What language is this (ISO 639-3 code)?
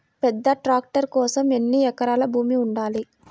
tel